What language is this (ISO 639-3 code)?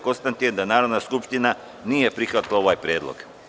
srp